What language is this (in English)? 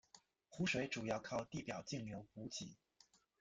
Chinese